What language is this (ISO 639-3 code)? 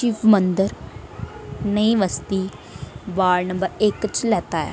doi